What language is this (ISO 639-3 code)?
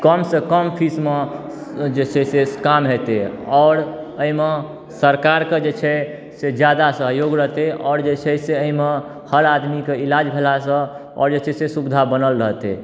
mai